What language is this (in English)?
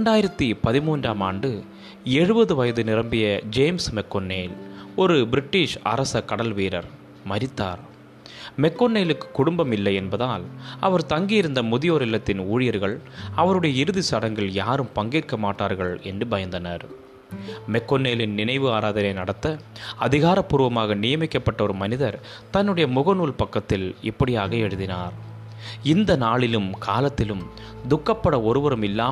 Tamil